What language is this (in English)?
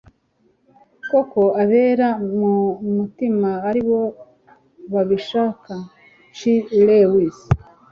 Kinyarwanda